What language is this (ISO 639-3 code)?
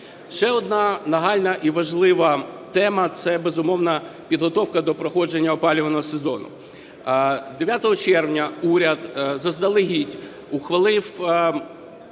ukr